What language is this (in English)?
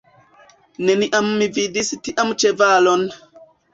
Esperanto